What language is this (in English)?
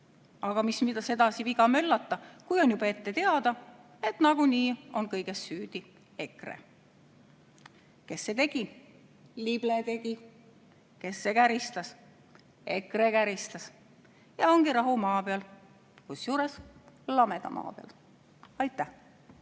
Estonian